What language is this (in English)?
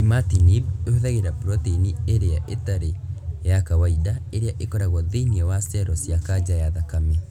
Kikuyu